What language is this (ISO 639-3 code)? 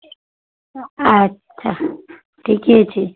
mai